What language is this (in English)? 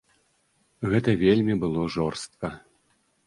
Belarusian